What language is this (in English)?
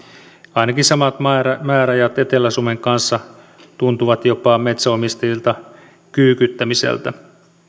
Finnish